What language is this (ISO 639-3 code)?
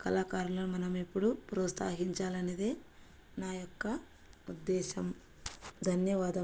tel